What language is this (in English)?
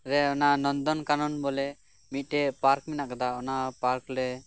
Santali